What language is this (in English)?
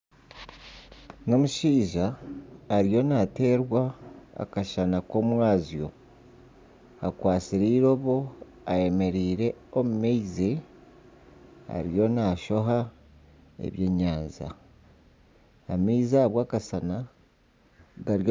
Nyankole